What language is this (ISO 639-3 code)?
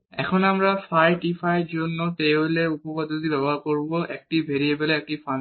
ben